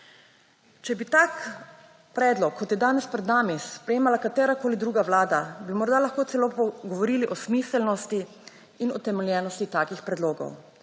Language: Slovenian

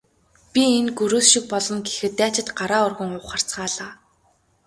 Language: Mongolian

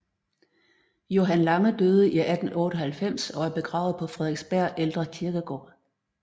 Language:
Danish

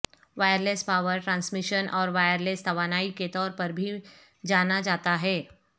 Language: Urdu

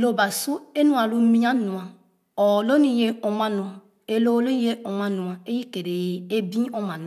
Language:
Khana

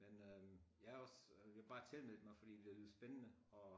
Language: Danish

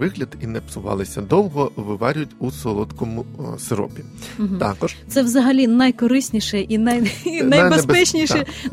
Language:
Ukrainian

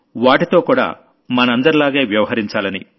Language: Telugu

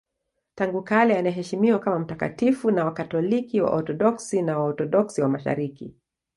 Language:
Swahili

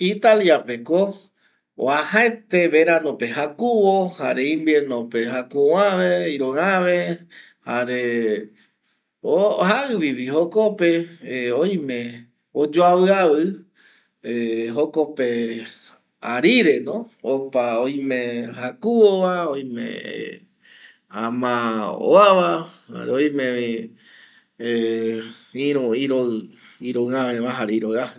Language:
Eastern Bolivian Guaraní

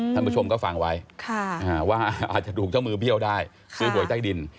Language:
Thai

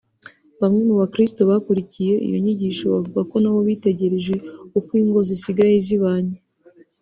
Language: Kinyarwanda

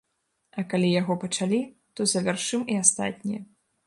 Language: Belarusian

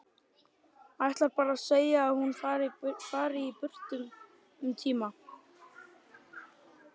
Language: Icelandic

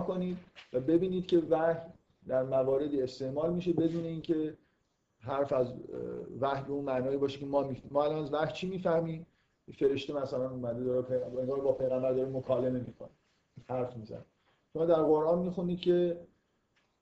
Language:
Persian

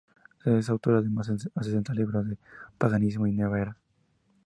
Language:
Spanish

